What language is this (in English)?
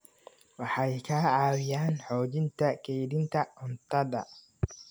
Somali